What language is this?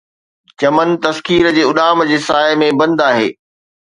Sindhi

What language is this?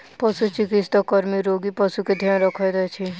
Maithili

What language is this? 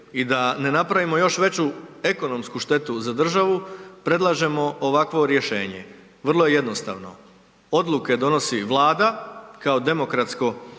Croatian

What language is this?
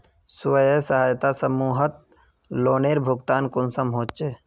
Magahi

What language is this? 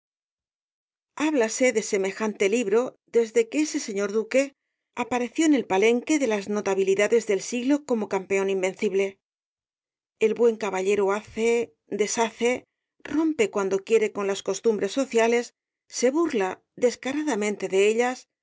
Spanish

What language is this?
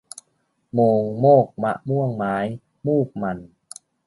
Thai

